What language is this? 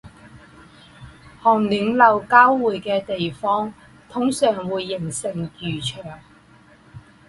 Chinese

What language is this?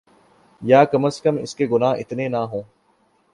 Urdu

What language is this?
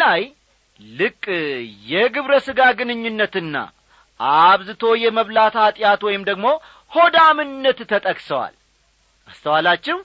Amharic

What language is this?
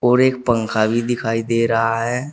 Hindi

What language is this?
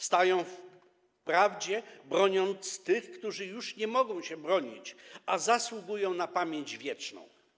Polish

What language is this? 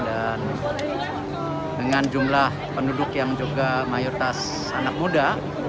Indonesian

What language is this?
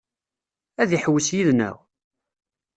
Kabyle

